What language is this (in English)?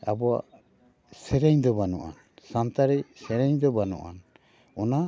Santali